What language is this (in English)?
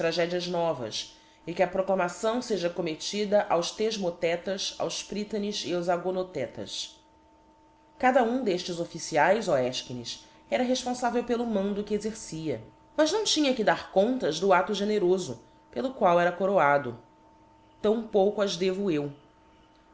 Portuguese